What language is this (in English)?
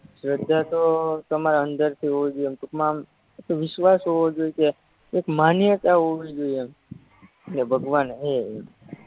Gujarati